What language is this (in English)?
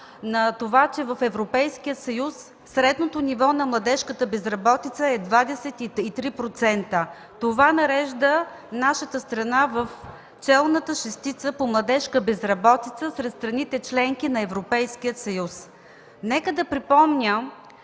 Bulgarian